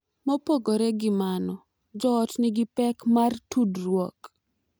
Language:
Luo (Kenya and Tanzania)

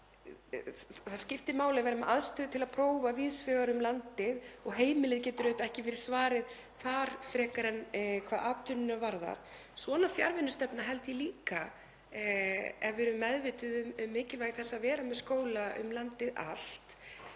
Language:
Icelandic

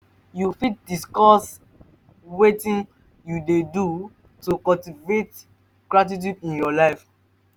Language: Nigerian Pidgin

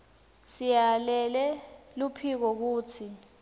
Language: Swati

